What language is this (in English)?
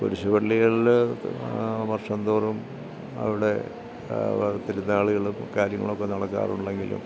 Malayalam